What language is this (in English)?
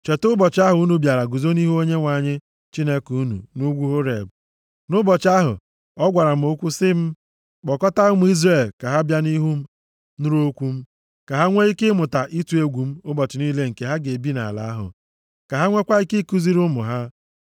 Igbo